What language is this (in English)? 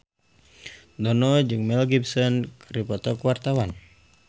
Sundanese